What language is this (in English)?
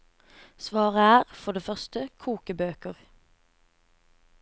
Norwegian